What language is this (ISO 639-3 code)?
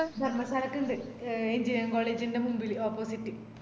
mal